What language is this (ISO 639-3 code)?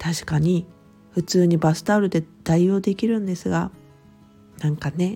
jpn